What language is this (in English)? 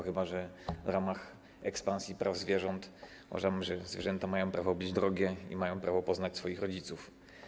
Polish